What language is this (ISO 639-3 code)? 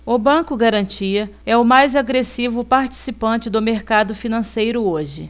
por